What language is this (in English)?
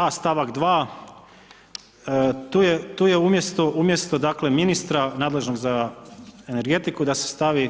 Croatian